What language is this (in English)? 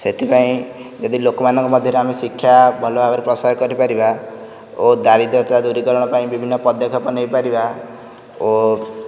Odia